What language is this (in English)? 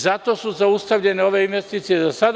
Serbian